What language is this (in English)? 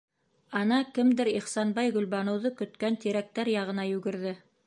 Bashkir